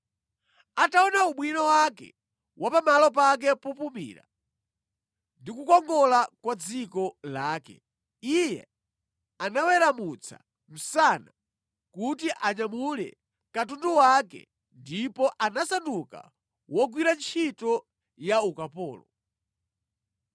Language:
Nyanja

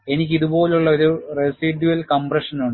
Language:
Malayalam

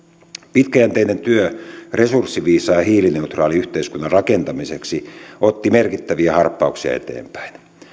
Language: Finnish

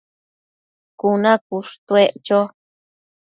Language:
Matsés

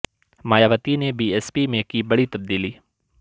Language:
Urdu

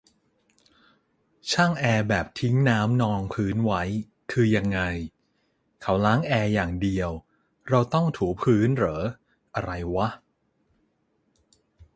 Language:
Thai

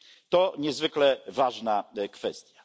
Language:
Polish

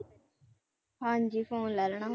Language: Punjabi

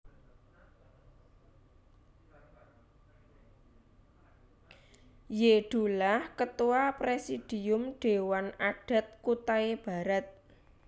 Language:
Javanese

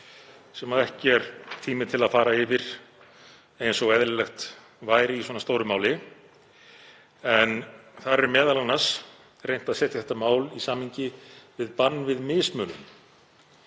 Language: Icelandic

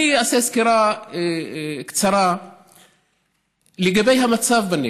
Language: Hebrew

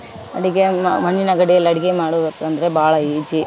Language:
Kannada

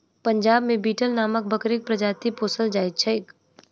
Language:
Maithili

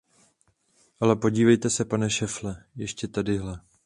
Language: Czech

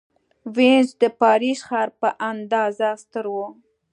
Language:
Pashto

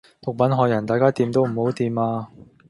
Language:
Cantonese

